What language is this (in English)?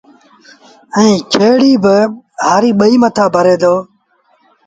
Sindhi Bhil